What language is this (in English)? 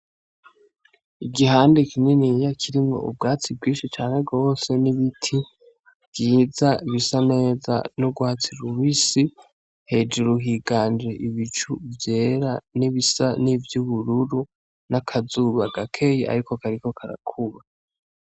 Rundi